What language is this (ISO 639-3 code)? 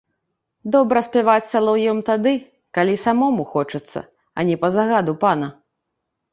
bel